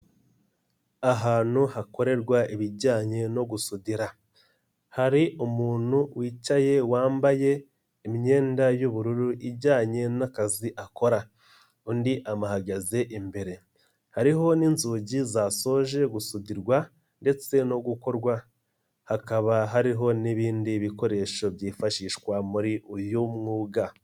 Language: Kinyarwanda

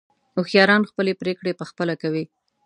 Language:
Pashto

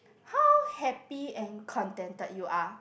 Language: English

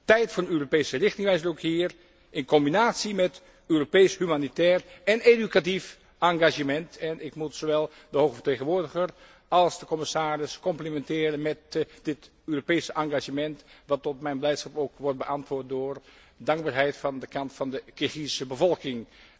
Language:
Dutch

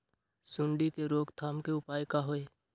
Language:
Magahi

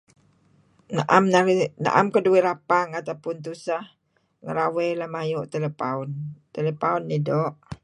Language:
Kelabit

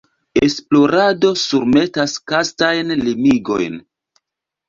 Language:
Esperanto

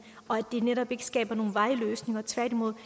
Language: Danish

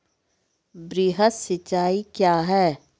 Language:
Maithili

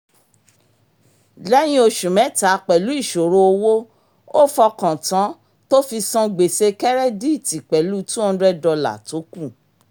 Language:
Yoruba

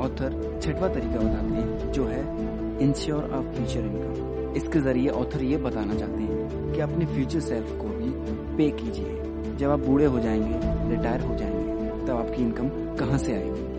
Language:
Hindi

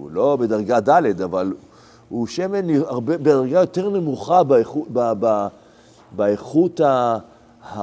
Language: Hebrew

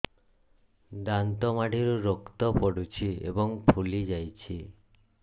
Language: Odia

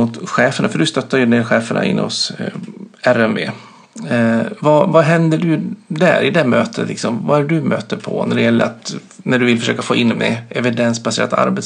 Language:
Swedish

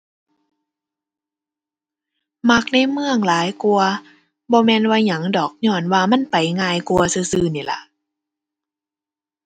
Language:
Thai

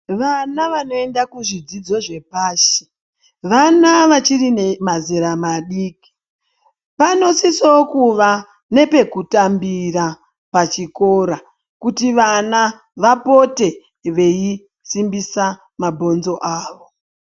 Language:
Ndau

